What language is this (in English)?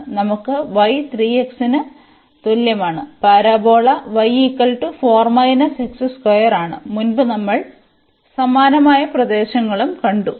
Malayalam